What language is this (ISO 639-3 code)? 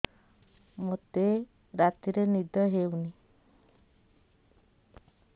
ori